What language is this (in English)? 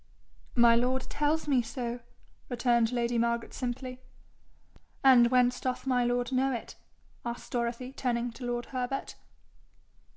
English